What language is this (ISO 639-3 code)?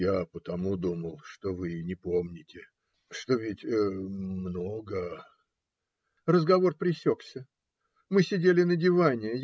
rus